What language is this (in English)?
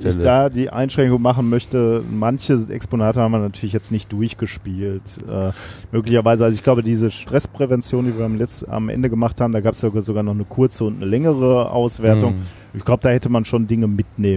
German